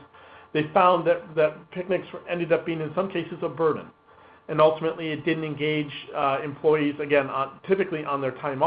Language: English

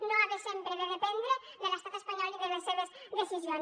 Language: Catalan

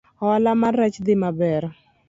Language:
Luo (Kenya and Tanzania)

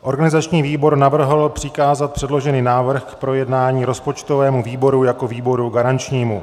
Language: Czech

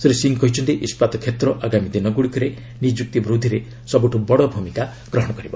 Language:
Odia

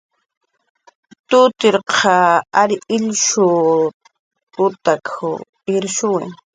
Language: Jaqaru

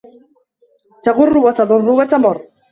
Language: Arabic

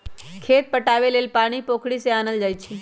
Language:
Magahi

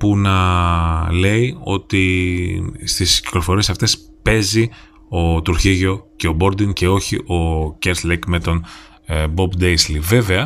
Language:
Greek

